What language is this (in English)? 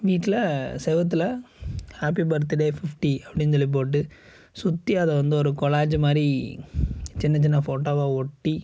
Tamil